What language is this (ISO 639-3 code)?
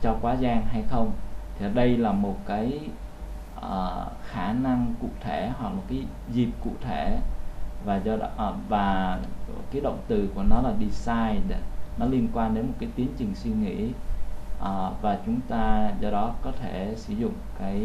vie